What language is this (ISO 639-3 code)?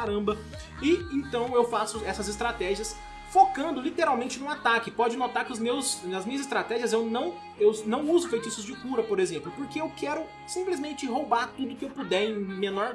por